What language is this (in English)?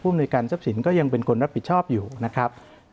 Thai